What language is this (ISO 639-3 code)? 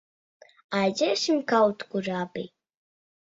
lav